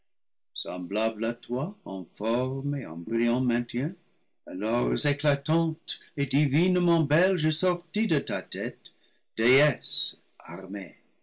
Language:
French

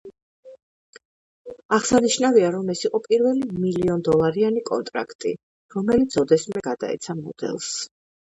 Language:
Georgian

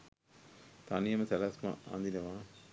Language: Sinhala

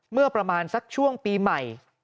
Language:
Thai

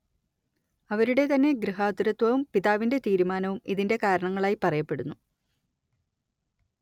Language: Malayalam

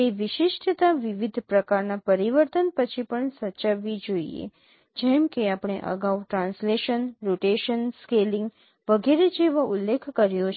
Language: Gujarati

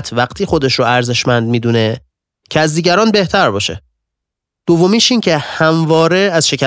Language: Persian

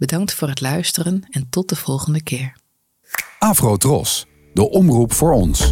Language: Dutch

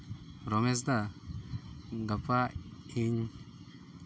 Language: Santali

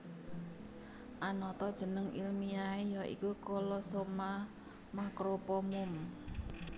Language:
Javanese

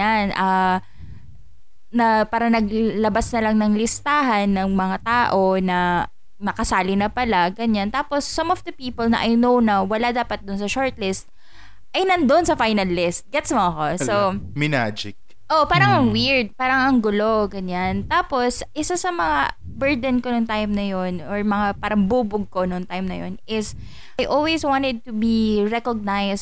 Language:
Filipino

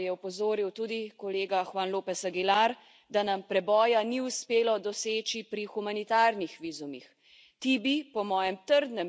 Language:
Slovenian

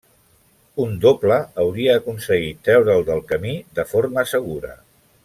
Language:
Catalan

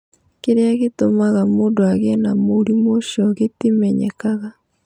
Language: Kikuyu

